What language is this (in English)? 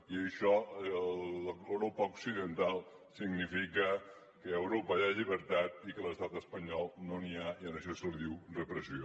Catalan